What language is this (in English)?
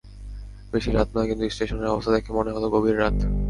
Bangla